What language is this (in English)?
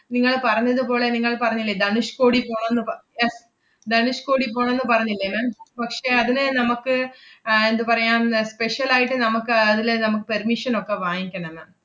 Malayalam